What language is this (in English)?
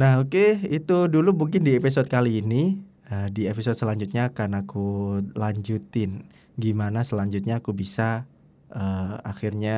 Indonesian